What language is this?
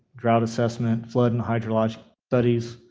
English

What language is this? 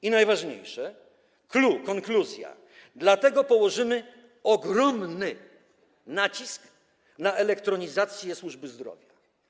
Polish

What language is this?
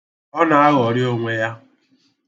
Igbo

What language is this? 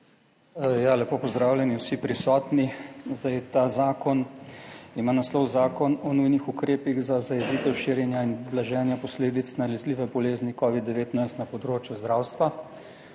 Slovenian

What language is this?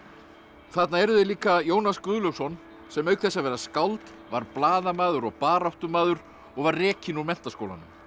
Icelandic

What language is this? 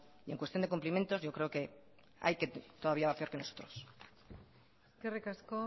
Spanish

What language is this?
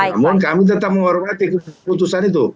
Indonesian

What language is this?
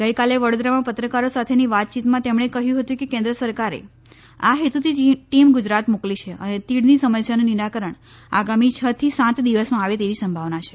Gujarati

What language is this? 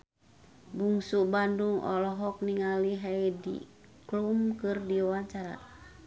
Sundanese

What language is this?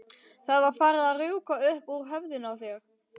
Icelandic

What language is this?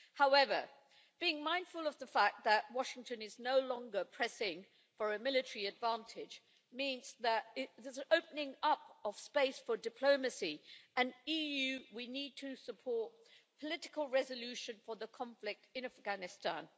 English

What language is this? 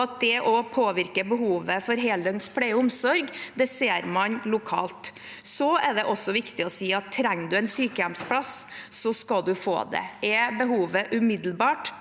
Norwegian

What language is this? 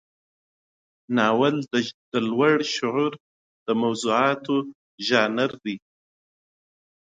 Pashto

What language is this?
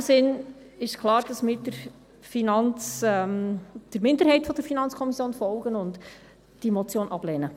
Swiss German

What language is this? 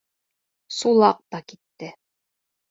Bashkir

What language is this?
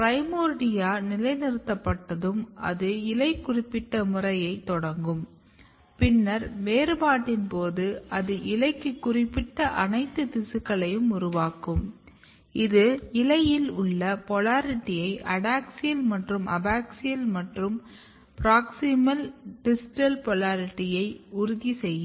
Tamil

